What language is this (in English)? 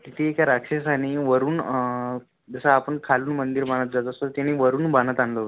Marathi